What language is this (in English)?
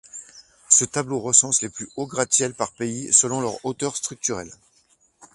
French